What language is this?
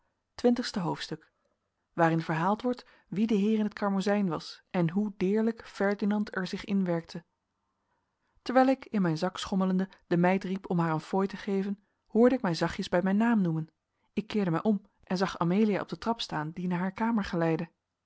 Dutch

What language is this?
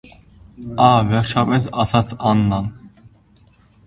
Armenian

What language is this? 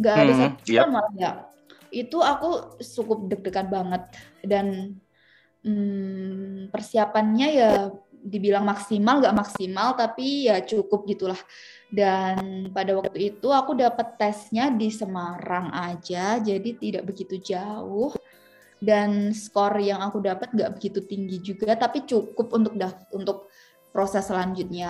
Indonesian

